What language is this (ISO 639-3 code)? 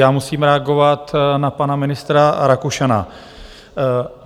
ces